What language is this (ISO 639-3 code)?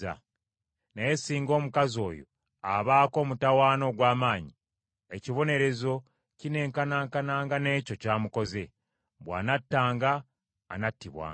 lug